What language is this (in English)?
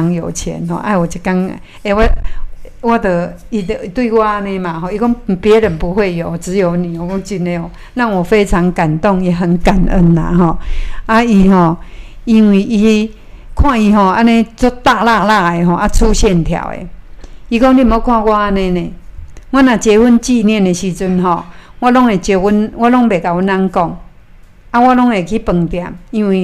Chinese